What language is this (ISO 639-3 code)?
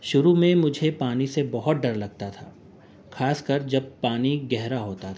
urd